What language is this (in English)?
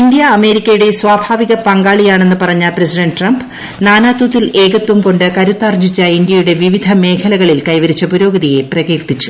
Malayalam